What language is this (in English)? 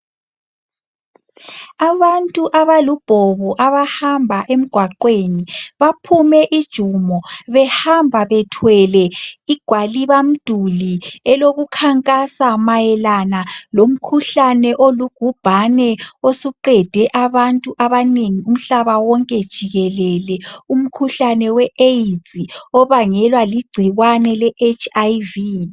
North Ndebele